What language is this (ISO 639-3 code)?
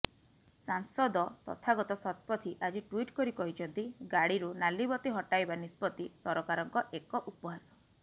ori